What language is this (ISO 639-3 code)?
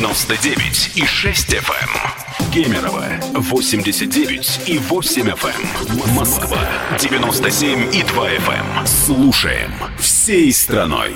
rus